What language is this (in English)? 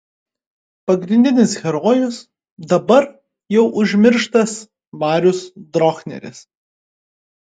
Lithuanian